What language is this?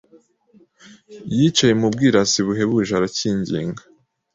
Kinyarwanda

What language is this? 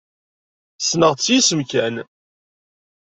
Kabyle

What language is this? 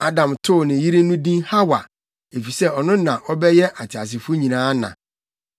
Akan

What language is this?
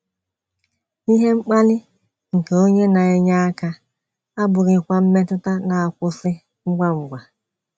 Igbo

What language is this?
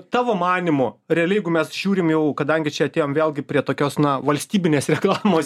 Lithuanian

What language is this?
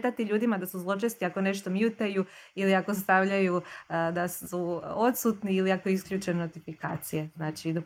Croatian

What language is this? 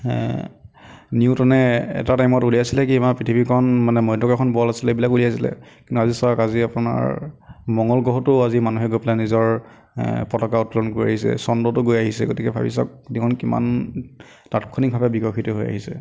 Assamese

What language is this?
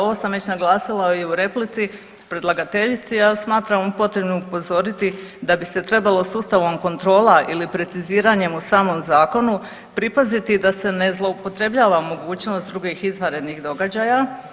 Croatian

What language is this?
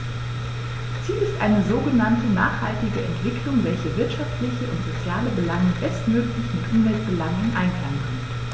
German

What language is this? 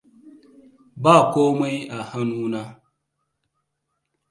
Hausa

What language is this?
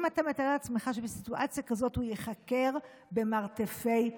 Hebrew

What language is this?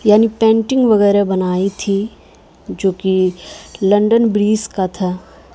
Urdu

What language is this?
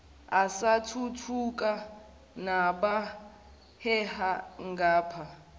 Zulu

